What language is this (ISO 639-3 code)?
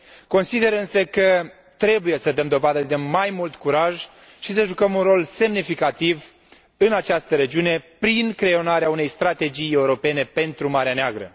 ron